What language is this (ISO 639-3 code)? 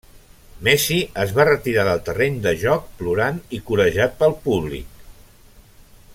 cat